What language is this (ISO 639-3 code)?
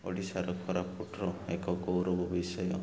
ori